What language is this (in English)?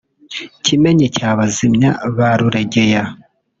Kinyarwanda